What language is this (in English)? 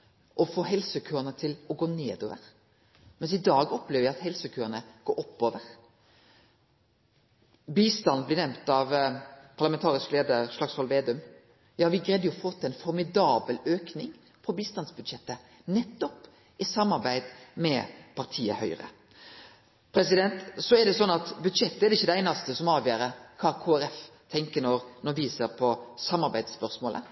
Norwegian Nynorsk